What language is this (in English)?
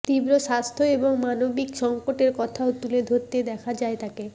Bangla